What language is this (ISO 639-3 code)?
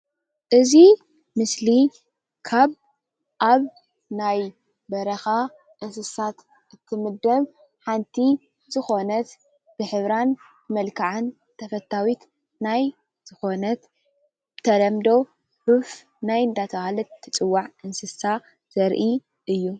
tir